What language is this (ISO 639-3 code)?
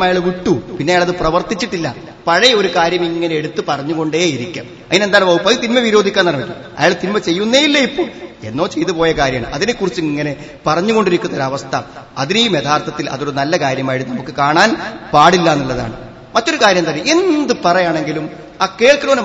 mal